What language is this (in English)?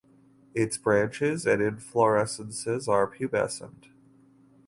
English